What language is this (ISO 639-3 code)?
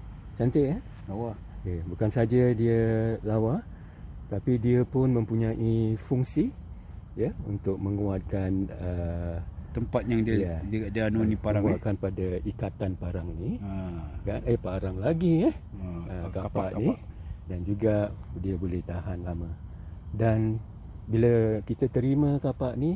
msa